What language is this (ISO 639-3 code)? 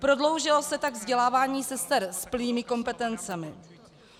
ces